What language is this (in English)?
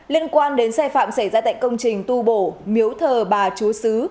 Vietnamese